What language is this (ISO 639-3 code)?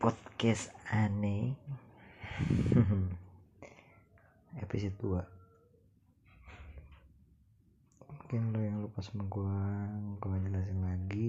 ind